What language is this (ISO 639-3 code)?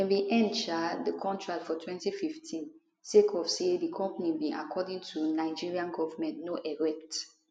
pcm